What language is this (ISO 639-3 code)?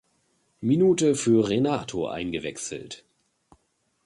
deu